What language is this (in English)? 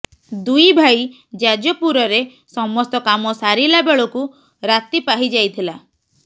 Odia